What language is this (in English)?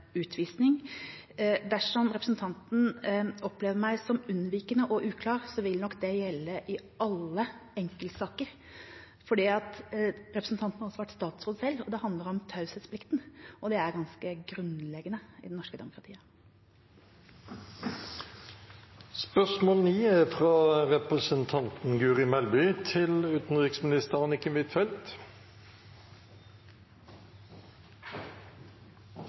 Norwegian Bokmål